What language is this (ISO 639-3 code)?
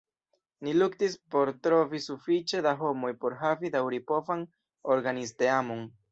epo